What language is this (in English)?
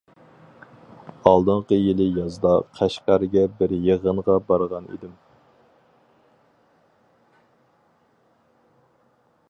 Uyghur